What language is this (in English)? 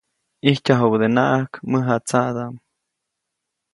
Copainalá Zoque